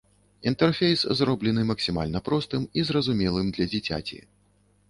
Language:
Belarusian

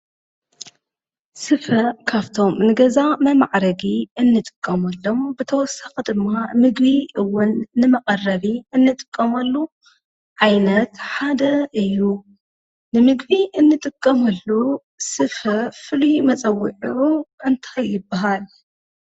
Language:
Tigrinya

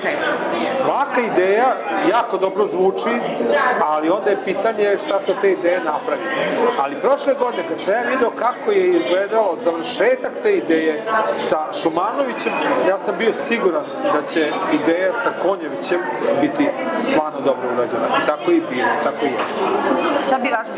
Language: Portuguese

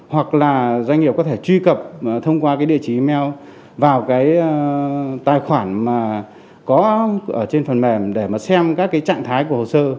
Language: Vietnamese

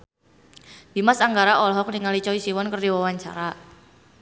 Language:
Sundanese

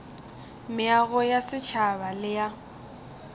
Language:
Northern Sotho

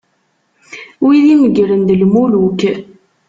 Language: Kabyle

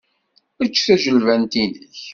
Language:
Kabyle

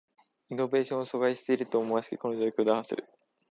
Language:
Japanese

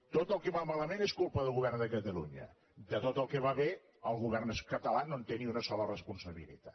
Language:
Catalan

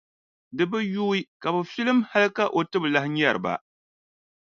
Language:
Dagbani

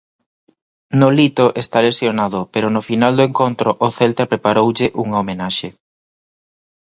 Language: Galician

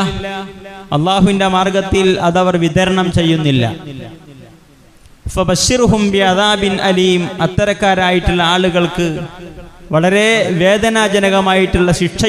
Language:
Malayalam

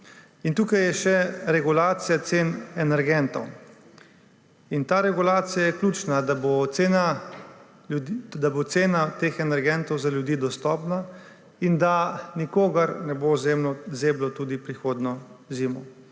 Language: Slovenian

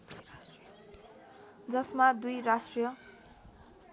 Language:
Nepali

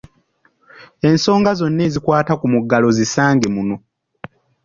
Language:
Ganda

